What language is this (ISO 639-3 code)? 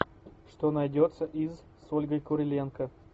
rus